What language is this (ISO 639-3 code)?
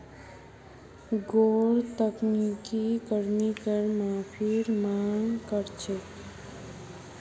mag